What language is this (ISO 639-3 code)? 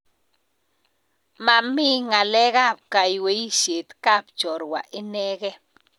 kln